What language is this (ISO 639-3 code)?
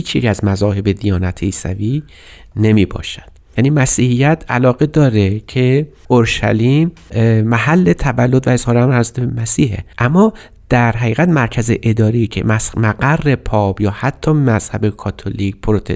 fas